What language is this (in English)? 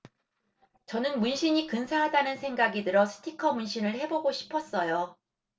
Korean